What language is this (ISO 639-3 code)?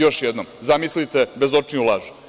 srp